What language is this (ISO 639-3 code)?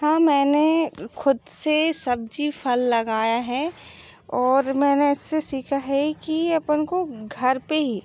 hin